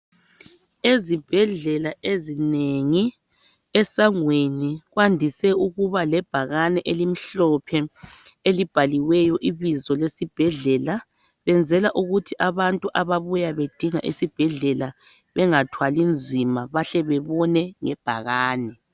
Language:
North Ndebele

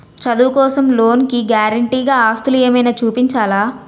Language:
Telugu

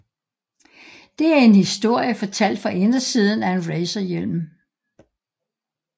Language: Danish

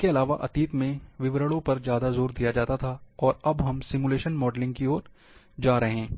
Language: Hindi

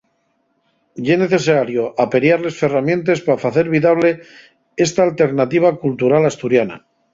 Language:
Asturian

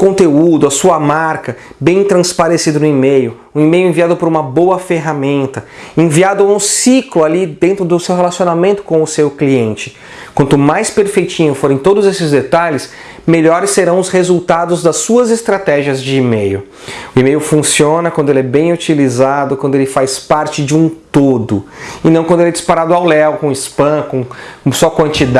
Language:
Portuguese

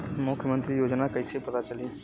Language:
Bhojpuri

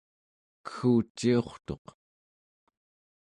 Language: Central Yupik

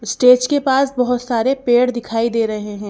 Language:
Hindi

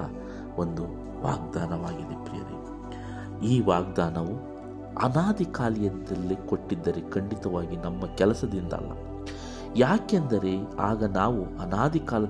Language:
Kannada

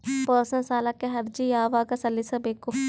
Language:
Kannada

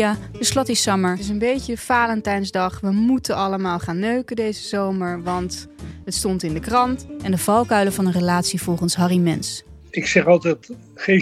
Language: Dutch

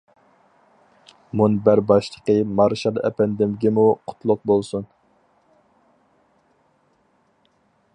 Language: Uyghur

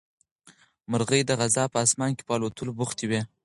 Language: Pashto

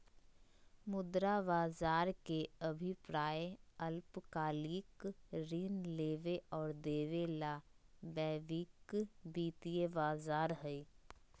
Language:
Magahi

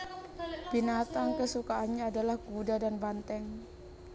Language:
Javanese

